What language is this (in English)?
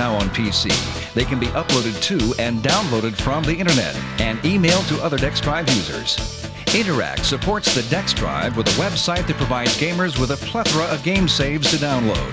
English